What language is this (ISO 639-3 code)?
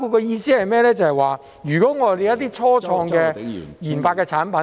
yue